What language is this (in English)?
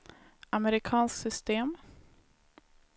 Swedish